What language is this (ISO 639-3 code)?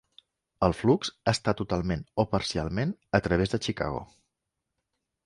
cat